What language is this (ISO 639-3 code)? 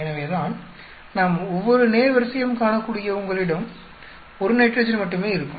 tam